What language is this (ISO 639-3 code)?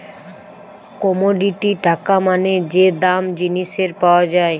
ben